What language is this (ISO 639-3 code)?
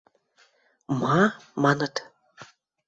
mrj